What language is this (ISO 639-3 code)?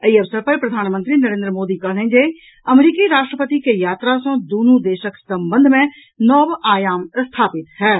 mai